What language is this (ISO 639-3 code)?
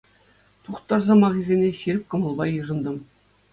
chv